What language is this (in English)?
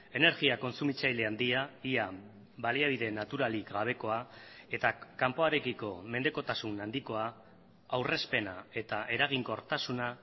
Basque